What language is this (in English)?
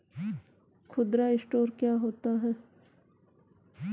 Hindi